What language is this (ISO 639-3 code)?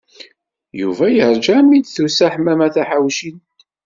kab